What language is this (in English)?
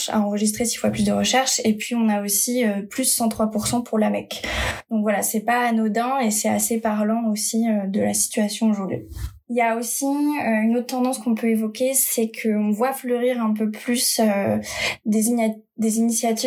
French